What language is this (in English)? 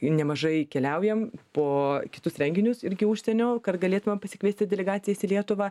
Lithuanian